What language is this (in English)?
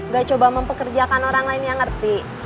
Indonesian